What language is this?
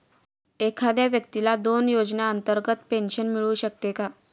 Marathi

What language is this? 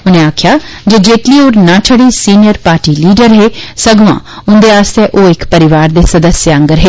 Dogri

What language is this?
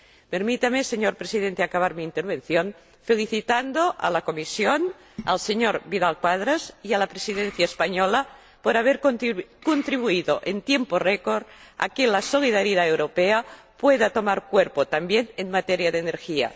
Spanish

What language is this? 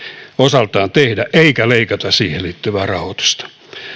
Finnish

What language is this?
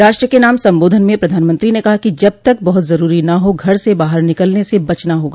Hindi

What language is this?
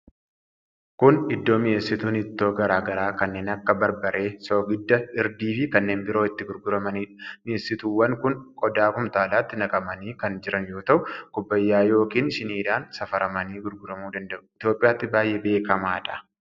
Oromo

